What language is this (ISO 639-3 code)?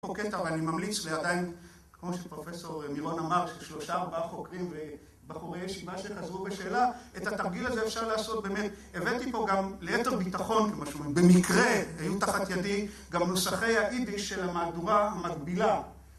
heb